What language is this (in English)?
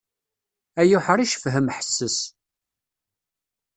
Kabyle